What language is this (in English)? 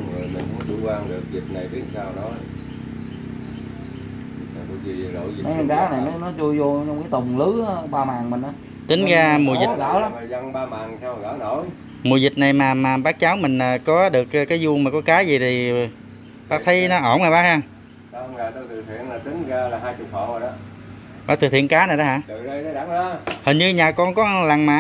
Vietnamese